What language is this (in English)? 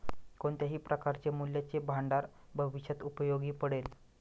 Marathi